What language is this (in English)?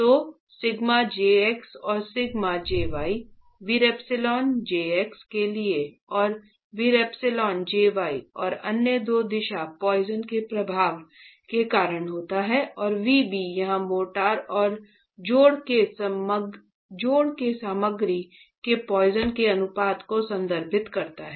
Hindi